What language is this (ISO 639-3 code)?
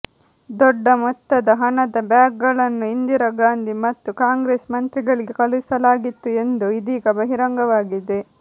kan